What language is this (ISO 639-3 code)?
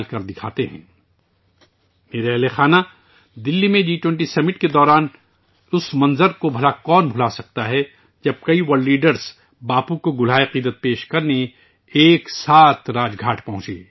urd